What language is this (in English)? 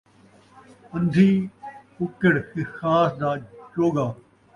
Saraiki